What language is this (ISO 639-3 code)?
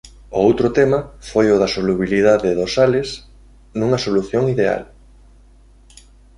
glg